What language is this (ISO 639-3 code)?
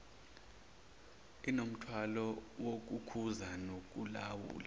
zul